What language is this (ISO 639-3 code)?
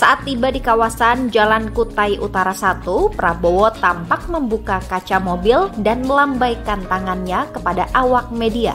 ind